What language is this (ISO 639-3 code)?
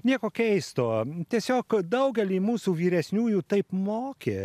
lit